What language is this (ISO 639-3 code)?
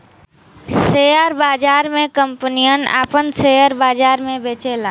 bho